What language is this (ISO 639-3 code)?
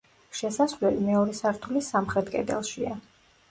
kat